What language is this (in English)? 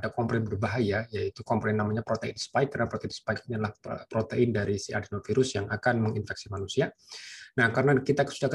Indonesian